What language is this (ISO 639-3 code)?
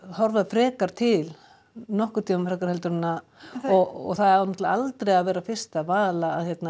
isl